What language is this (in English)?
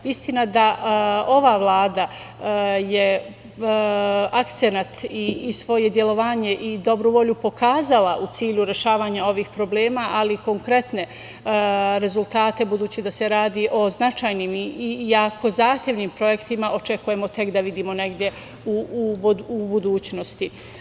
Serbian